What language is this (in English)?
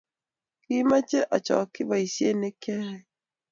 Kalenjin